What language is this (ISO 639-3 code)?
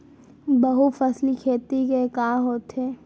hne